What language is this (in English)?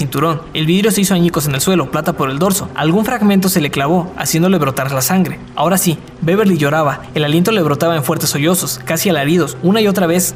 Spanish